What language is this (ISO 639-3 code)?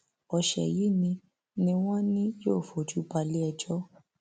yor